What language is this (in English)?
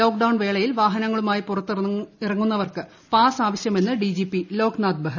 Malayalam